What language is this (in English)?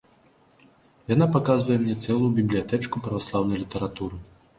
Belarusian